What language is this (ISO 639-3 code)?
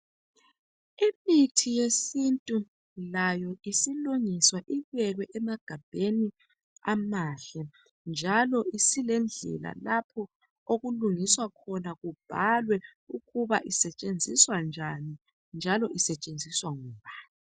nde